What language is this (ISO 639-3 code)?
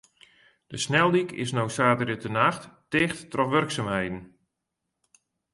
fry